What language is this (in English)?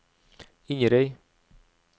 Norwegian